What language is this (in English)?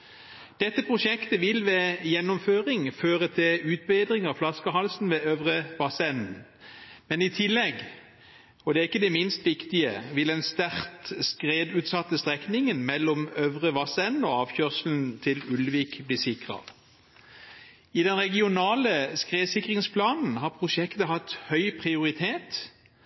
Norwegian Bokmål